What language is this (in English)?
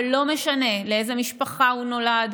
Hebrew